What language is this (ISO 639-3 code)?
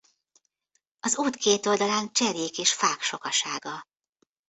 hun